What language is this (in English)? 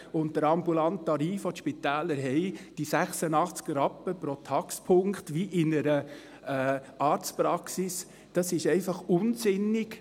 Swiss German